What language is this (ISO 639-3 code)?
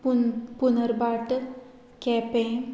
kok